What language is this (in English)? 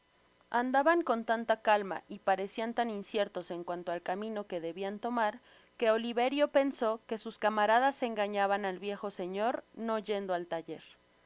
Spanish